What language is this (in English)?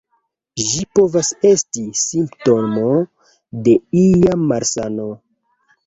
Esperanto